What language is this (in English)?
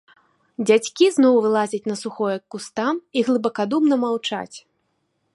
Belarusian